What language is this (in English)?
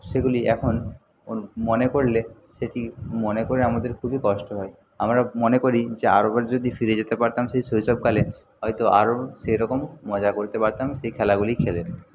Bangla